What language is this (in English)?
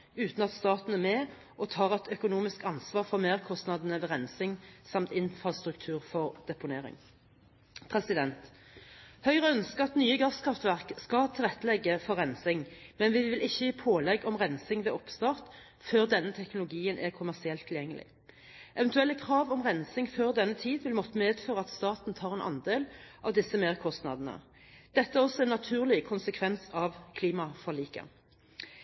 Norwegian Bokmål